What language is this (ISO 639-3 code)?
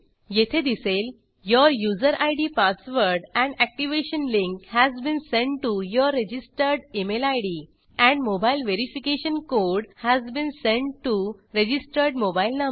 mar